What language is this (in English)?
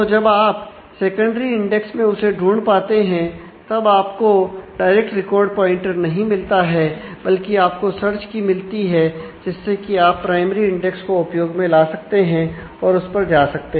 Hindi